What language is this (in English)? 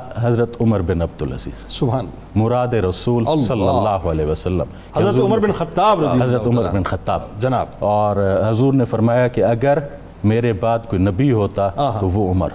Urdu